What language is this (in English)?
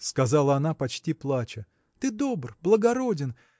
Russian